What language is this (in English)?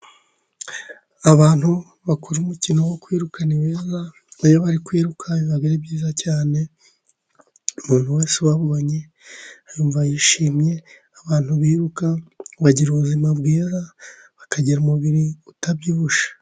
Kinyarwanda